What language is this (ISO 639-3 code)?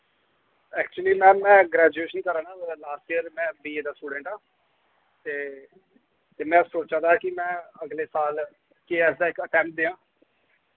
doi